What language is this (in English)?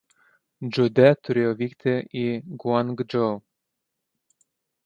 Lithuanian